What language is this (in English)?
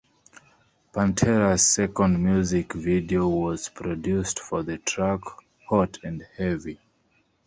English